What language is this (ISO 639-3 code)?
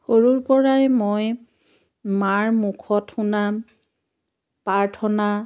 asm